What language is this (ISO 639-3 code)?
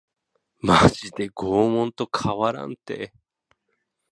jpn